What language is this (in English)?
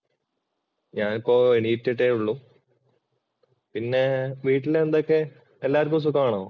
Malayalam